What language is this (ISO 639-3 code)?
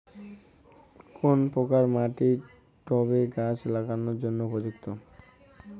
ben